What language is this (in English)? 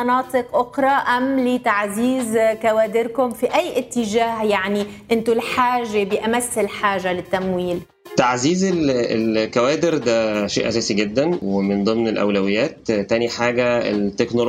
Arabic